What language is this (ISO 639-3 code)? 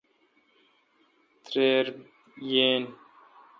xka